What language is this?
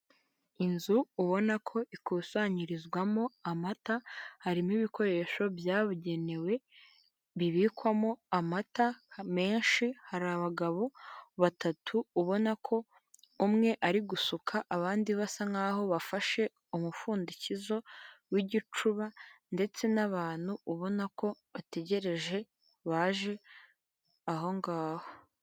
Kinyarwanda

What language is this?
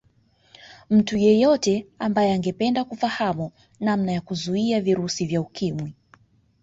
Swahili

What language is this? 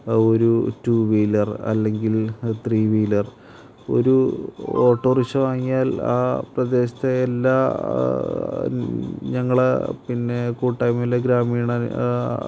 Malayalam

